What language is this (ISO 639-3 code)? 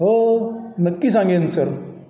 mar